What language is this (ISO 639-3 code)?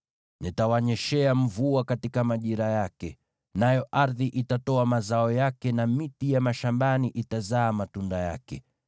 swa